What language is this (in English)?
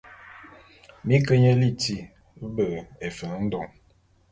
Bulu